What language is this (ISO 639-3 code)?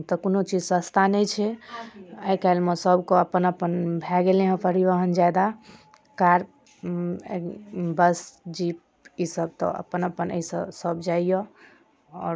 mai